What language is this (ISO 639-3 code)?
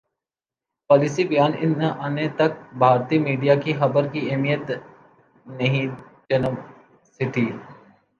urd